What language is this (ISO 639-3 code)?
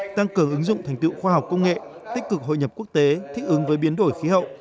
vie